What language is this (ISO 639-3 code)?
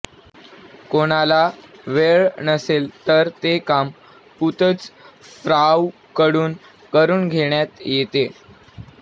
mar